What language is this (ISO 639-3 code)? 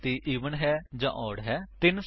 pan